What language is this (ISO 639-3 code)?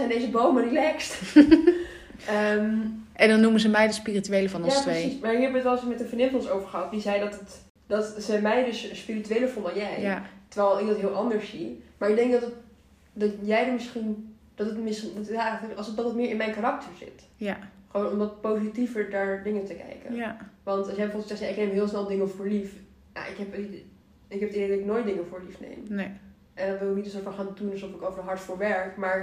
nld